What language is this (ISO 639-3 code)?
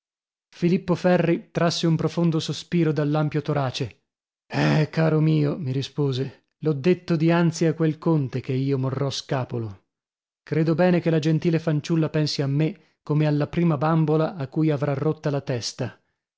ita